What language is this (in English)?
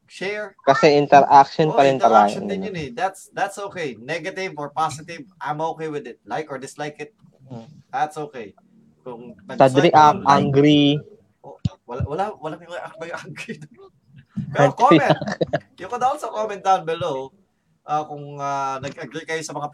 Filipino